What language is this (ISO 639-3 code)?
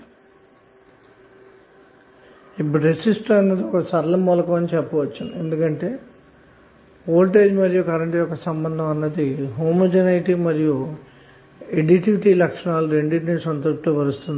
tel